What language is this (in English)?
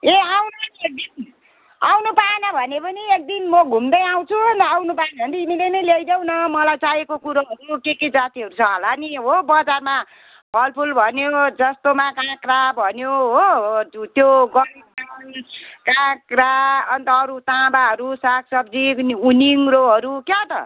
Nepali